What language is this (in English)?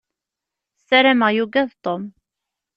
Kabyle